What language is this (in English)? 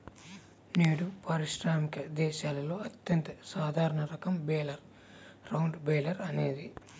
Telugu